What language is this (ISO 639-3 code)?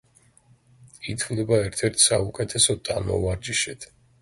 kat